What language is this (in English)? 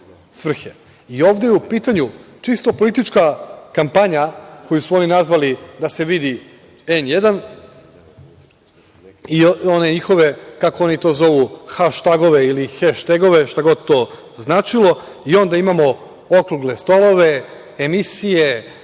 Serbian